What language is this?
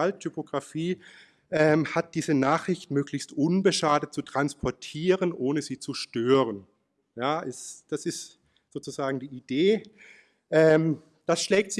German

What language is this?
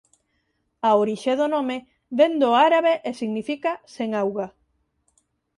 Galician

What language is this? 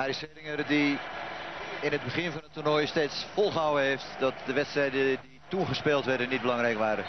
Dutch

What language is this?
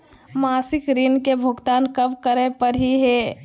Magahi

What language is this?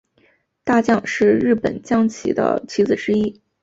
Chinese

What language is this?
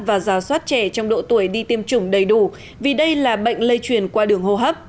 Vietnamese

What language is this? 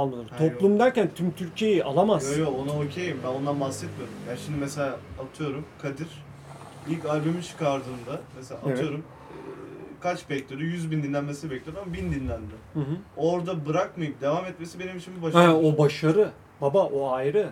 Turkish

